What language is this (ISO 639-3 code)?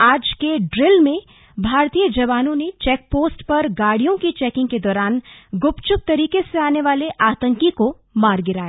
hin